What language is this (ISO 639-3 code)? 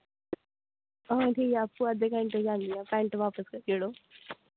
doi